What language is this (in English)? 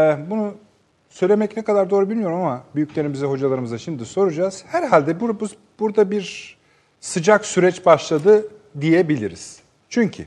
Turkish